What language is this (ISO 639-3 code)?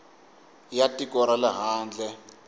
tso